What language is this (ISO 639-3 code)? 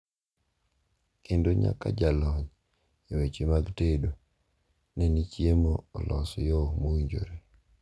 luo